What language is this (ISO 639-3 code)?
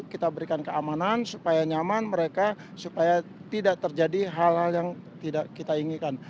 ind